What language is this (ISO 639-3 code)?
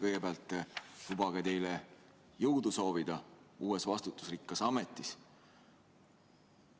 est